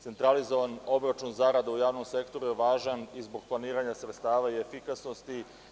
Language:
Serbian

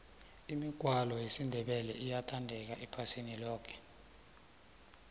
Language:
South Ndebele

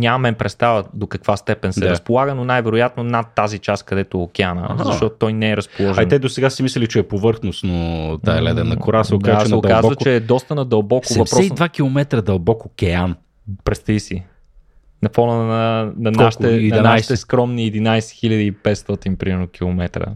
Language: Bulgarian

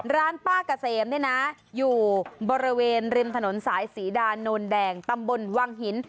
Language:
Thai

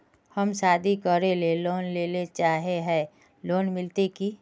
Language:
Magahi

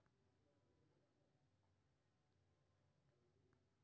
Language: Maithili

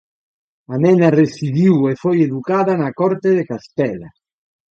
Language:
Galician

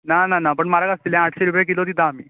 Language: Konkani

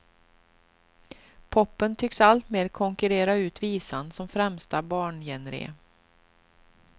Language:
Swedish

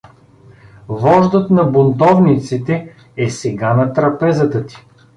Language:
Bulgarian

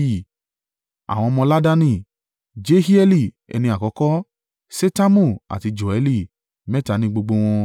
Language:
Yoruba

